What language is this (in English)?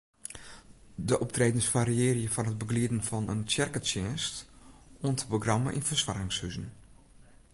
Western Frisian